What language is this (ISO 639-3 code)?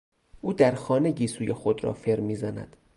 fas